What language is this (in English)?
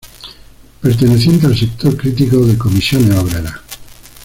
Spanish